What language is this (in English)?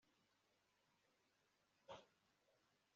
Kinyarwanda